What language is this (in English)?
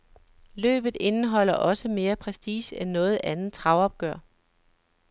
Danish